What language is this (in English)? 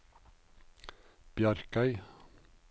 Norwegian